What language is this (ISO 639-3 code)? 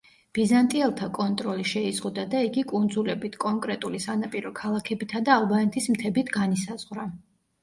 kat